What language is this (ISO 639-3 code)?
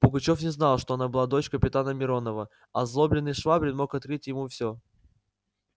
rus